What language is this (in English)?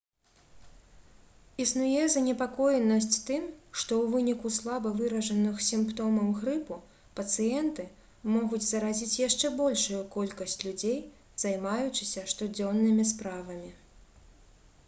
Belarusian